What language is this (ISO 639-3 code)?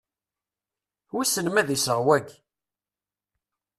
kab